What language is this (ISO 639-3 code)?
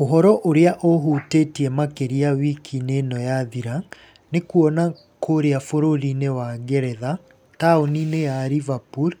kik